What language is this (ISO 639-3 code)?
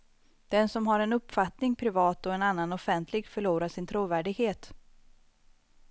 swe